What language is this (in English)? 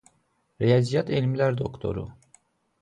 Azerbaijani